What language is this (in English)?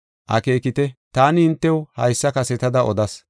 Gofa